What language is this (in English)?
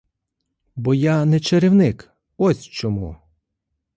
Ukrainian